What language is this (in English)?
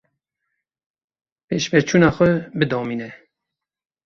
Kurdish